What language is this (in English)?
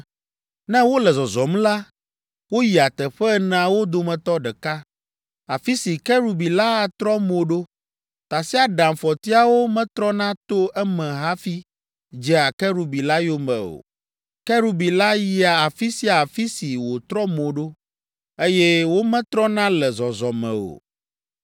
Ewe